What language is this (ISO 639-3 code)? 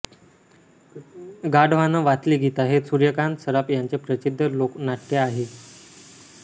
mar